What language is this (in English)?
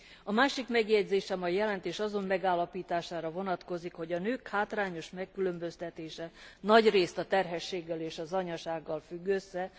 Hungarian